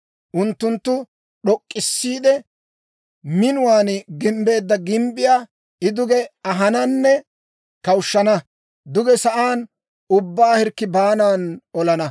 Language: Dawro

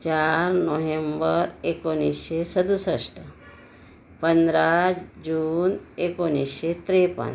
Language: Marathi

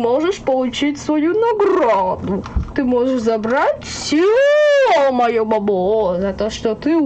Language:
Russian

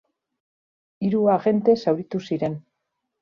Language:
Basque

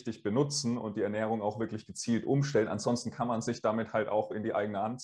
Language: German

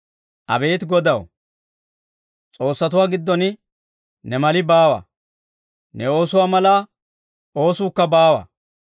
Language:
Dawro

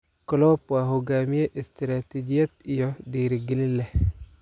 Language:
Somali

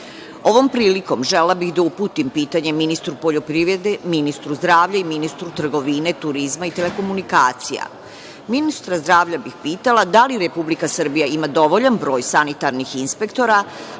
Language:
Serbian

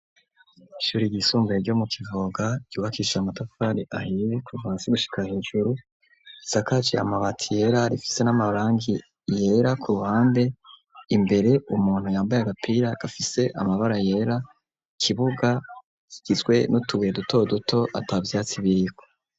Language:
Rundi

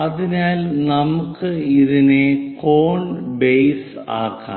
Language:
Malayalam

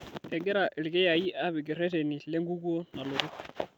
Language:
Masai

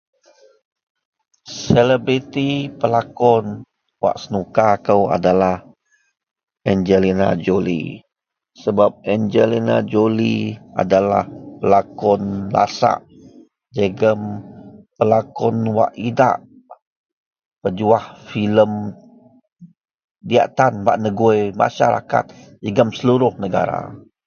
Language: Central Melanau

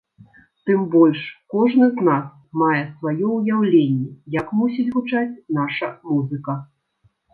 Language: Belarusian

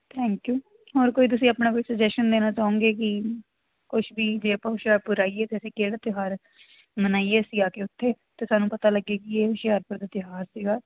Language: Punjabi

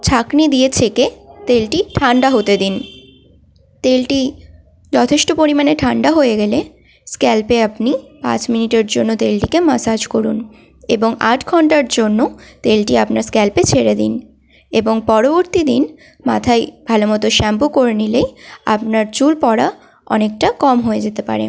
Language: Bangla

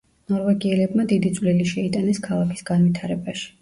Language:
Georgian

